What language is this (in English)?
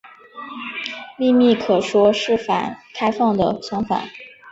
Chinese